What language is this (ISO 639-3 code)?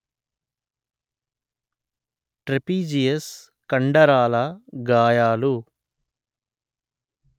tel